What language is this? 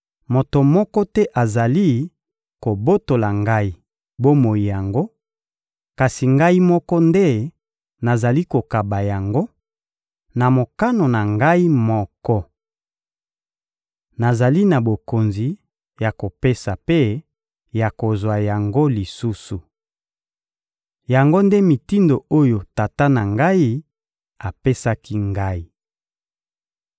Lingala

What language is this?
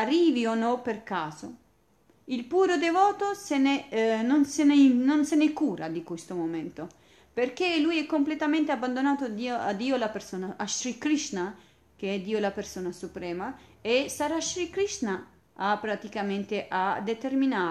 Italian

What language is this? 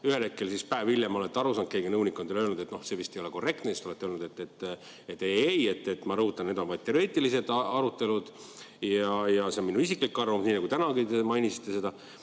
Estonian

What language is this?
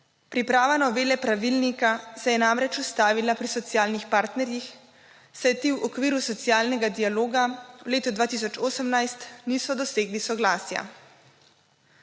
Slovenian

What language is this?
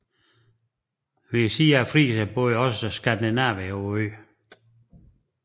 Danish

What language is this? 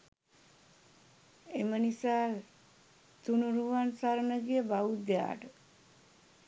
Sinhala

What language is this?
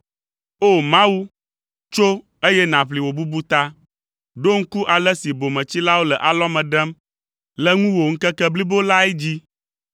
Ewe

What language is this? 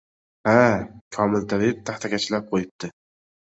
Uzbek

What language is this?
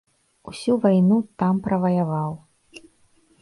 Belarusian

